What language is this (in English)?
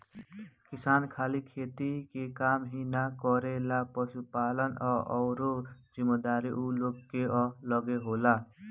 Bhojpuri